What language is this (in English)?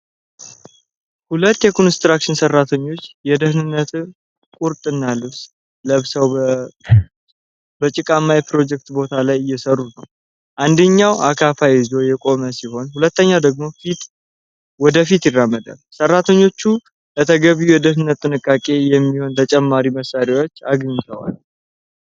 Amharic